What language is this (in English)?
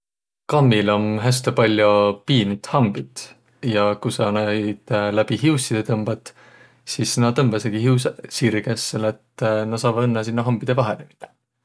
Võro